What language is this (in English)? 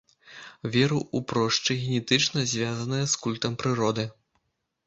Belarusian